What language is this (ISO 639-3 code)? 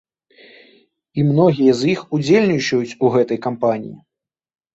bel